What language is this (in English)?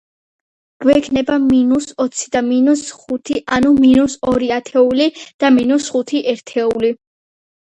Georgian